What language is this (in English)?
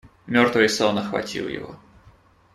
Russian